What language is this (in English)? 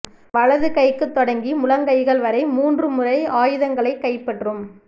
Tamil